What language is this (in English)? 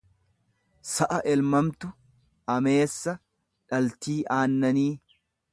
Oromo